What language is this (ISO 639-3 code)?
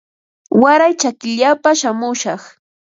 qva